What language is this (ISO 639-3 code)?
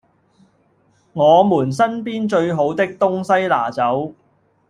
yue